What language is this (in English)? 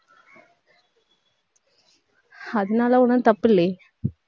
Tamil